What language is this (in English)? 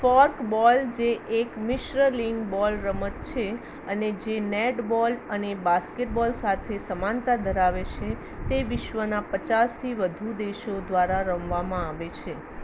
Gujarati